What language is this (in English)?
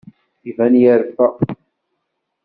Kabyle